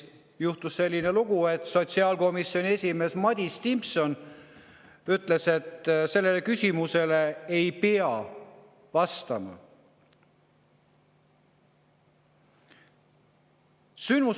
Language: Estonian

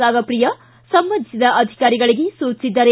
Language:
Kannada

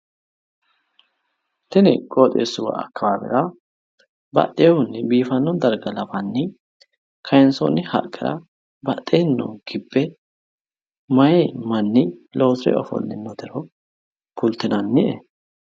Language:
Sidamo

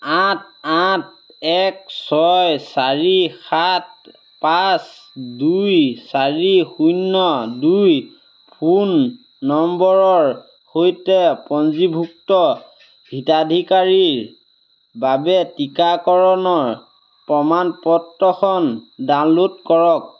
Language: Assamese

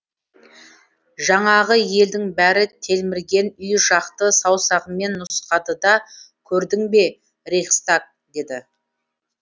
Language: Kazakh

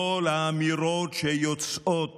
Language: Hebrew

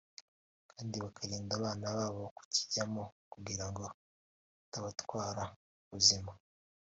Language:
Kinyarwanda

